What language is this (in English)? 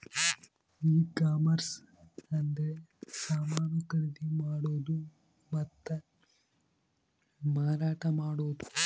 Kannada